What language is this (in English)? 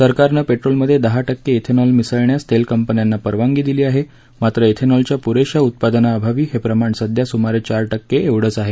Marathi